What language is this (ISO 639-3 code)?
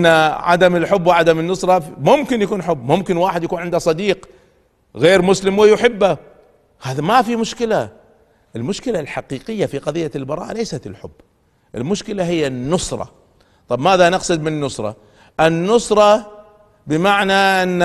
ara